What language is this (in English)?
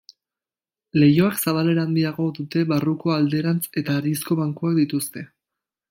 Basque